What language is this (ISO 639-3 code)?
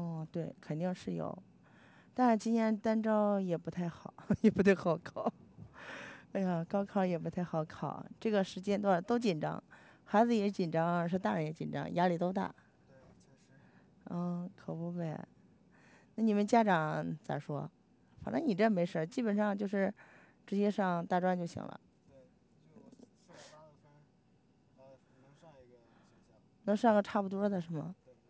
zho